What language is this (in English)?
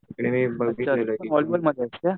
Marathi